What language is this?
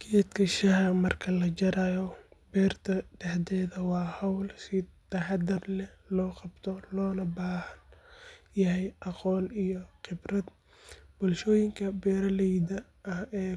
Somali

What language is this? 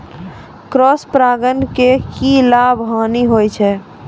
Maithili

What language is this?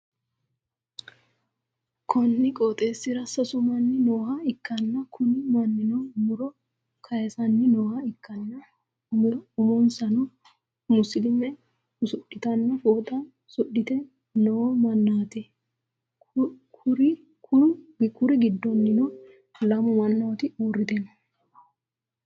Sidamo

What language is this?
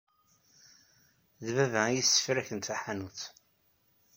Kabyle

